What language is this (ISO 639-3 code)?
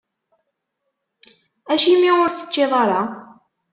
kab